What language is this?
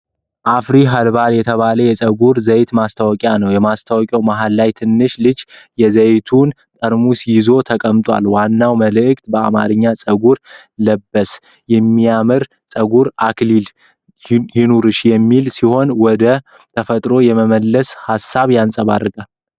Amharic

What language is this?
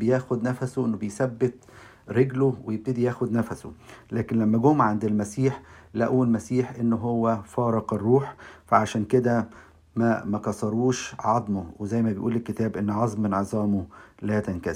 Arabic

